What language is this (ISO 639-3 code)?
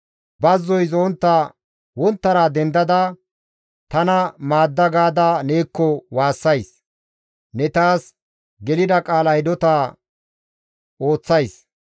gmv